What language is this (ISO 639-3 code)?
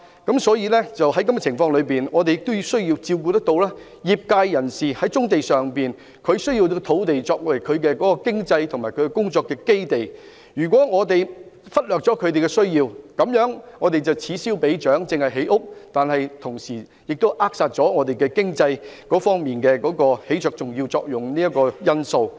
yue